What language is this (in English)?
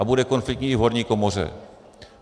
Czech